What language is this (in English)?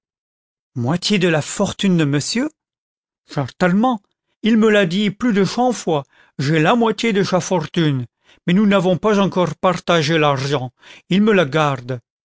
French